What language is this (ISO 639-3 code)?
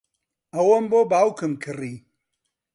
ckb